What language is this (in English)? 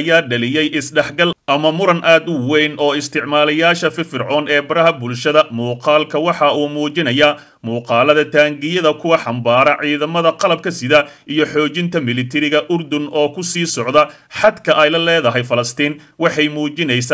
Arabic